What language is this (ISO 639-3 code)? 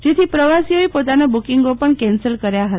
guj